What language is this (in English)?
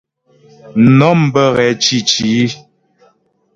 Ghomala